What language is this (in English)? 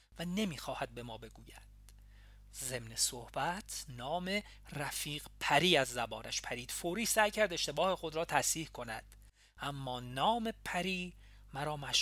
Persian